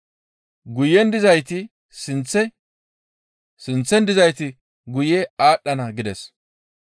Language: Gamo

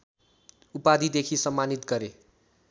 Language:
Nepali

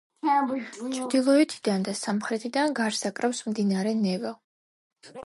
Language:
Georgian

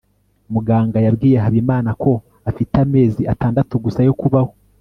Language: Kinyarwanda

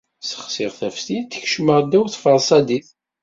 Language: Kabyle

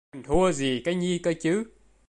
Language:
Vietnamese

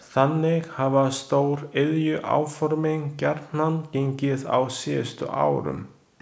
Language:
Icelandic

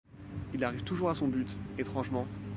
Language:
French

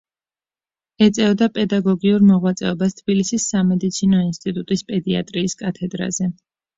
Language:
Georgian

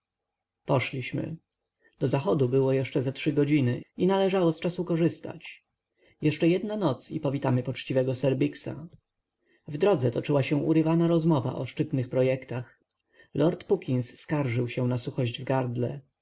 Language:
Polish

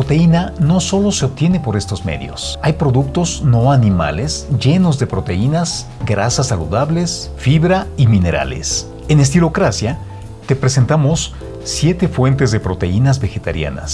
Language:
Spanish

